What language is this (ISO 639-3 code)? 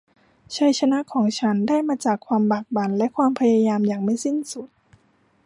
tha